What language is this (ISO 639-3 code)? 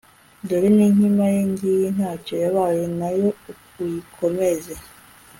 kin